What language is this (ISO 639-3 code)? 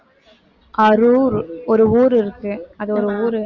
tam